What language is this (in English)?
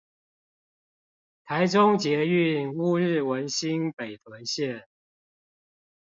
Chinese